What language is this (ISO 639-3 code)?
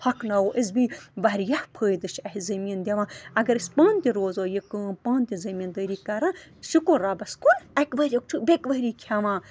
kas